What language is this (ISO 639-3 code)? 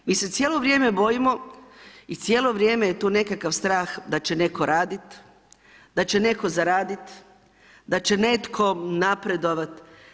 hrv